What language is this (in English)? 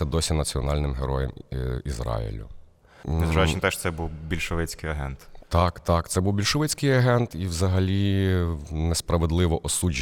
Ukrainian